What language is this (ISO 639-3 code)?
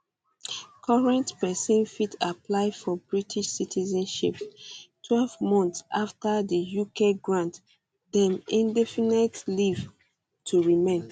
pcm